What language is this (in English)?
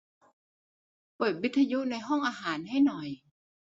Thai